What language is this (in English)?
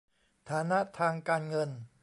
Thai